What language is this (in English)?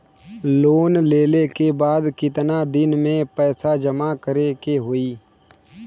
Bhojpuri